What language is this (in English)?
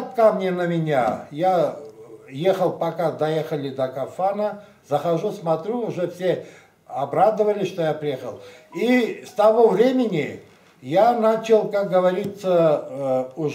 Russian